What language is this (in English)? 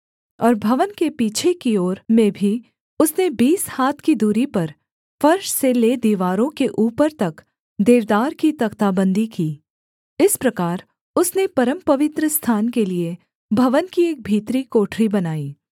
Hindi